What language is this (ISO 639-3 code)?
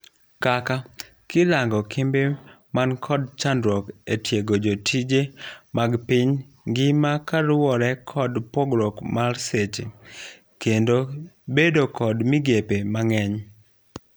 luo